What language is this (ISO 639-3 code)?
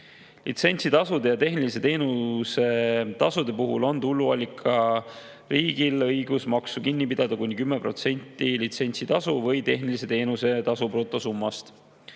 est